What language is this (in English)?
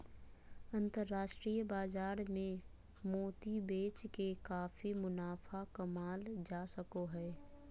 Magahi